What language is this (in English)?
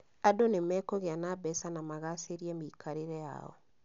Kikuyu